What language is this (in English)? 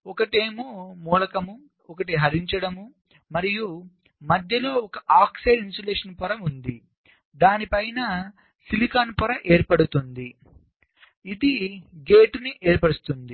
Telugu